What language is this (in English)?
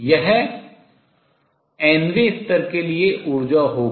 Hindi